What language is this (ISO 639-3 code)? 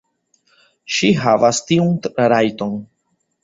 epo